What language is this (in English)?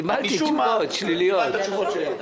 Hebrew